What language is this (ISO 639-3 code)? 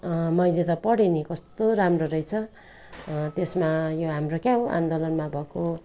nep